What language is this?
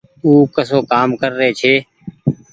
Goaria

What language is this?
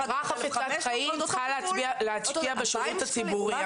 Hebrew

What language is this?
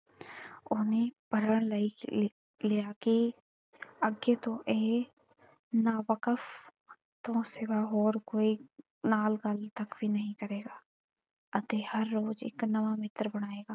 Punjabi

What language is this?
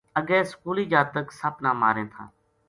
Gujari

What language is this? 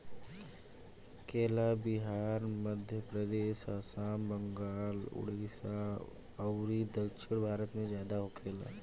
Bhojpuri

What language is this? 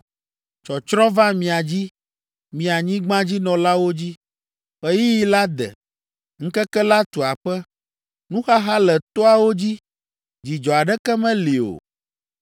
Ewe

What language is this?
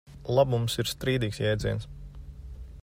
Latvian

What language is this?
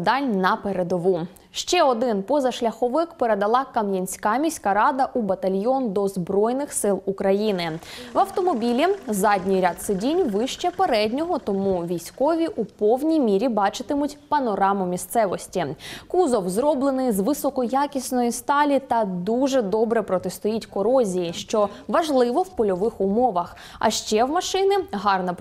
Ukrainian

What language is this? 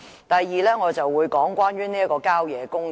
Cantonese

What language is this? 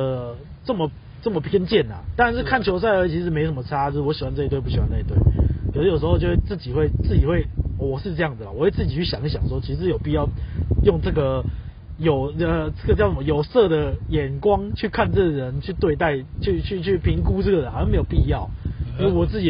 Chinese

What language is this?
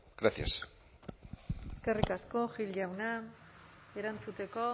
Basque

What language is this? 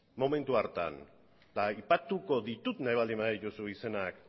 Basque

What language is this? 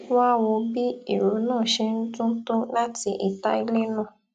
Yoruba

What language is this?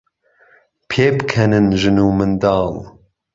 Central Kurdish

